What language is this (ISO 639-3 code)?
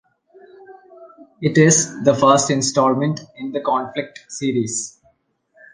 eng